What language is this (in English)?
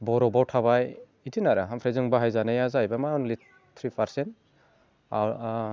Bodo